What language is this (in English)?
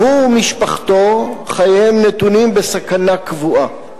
Hebrew